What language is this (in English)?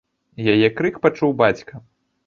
Belarusian